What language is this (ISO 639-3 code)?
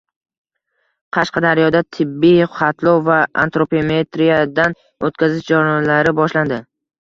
uzb